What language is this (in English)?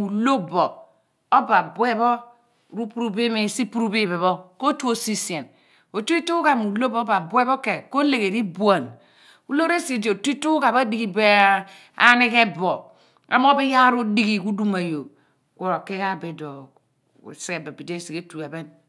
Abua